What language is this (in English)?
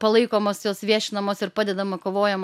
Lithuanian